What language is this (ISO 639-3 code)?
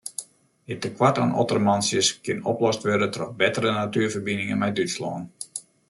fry